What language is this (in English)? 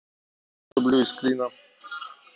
Russian